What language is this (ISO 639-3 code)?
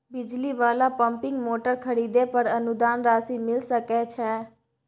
mai